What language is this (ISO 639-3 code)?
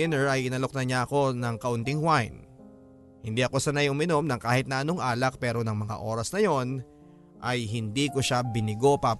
fil